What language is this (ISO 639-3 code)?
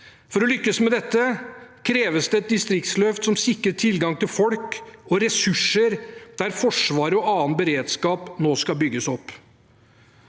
nor